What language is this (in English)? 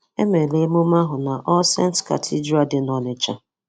Igbo